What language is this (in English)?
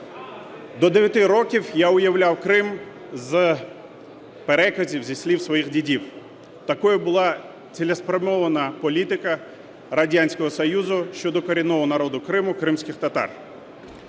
Ukrainian